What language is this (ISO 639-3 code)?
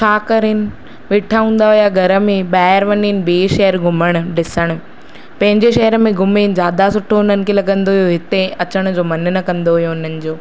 snd